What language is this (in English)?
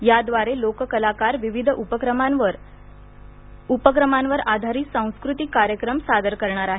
Marathi